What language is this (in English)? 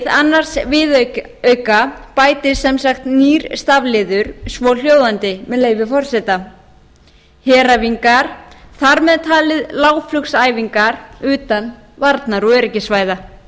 Icelandic